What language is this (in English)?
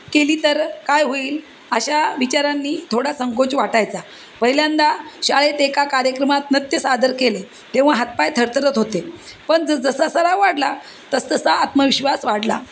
Marathi